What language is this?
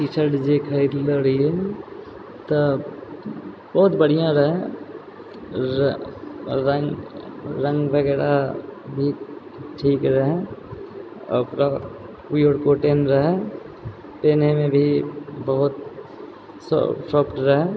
Maithili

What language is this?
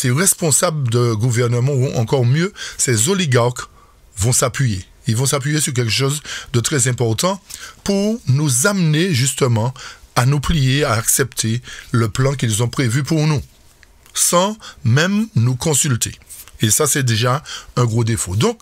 French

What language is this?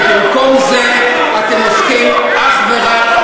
Hebrew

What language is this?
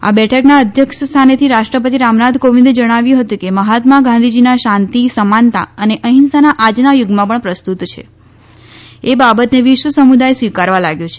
Gujarati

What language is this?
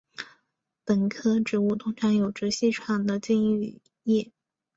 Chinese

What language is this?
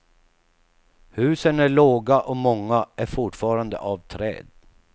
Swedish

